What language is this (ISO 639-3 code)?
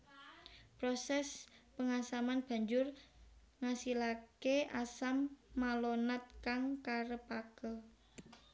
jav